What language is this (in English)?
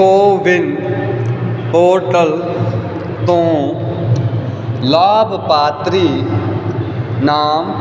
Punjabi